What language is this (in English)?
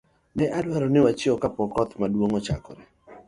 Luo (Kenya and Tanzania)